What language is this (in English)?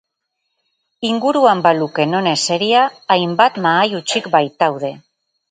Basque